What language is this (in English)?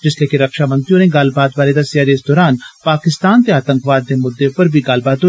Dogri